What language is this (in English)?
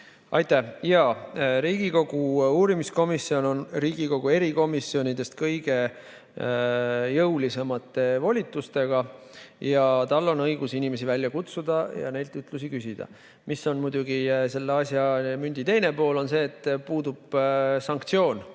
Estonian